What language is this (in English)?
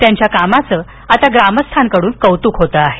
Marathi